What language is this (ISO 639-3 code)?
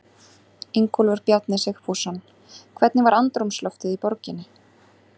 isl